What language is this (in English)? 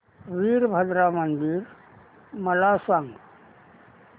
Marathi